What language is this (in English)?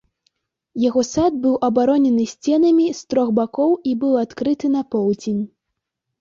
Belarusian